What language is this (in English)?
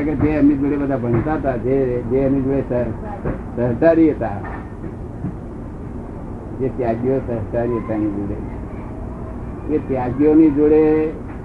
Gujarati